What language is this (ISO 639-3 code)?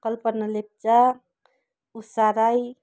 nep